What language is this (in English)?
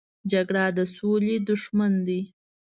Pashto